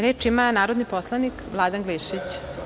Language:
Serbian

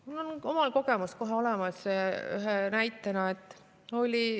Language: Estonian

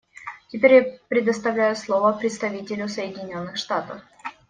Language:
Russian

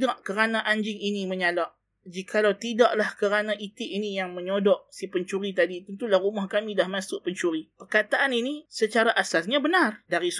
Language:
Malay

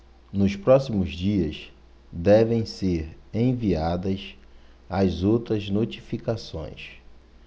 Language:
Portuguese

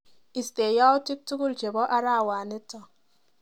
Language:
Kalenjin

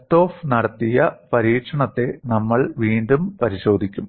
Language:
Malayalam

